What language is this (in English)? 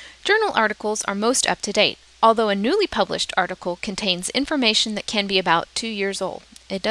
English